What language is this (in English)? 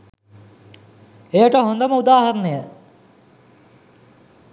Sinhala